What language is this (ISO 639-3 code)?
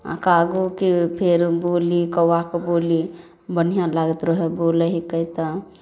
mai